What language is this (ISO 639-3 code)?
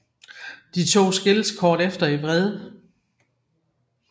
dan